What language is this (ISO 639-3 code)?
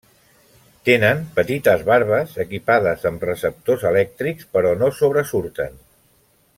cat